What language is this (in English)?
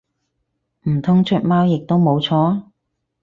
Cantonese